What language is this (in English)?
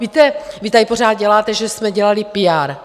Czech